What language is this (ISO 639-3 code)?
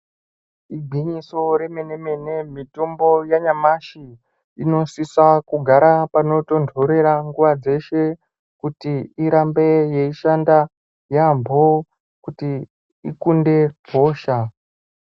ndc